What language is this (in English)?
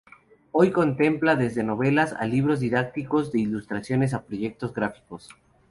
Spanish